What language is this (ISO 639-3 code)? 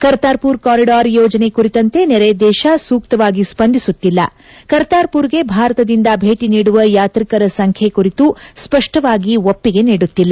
kan